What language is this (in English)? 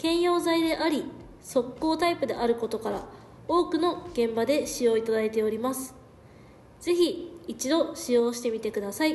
Japanese